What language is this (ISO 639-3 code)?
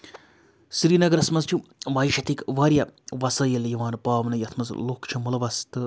kas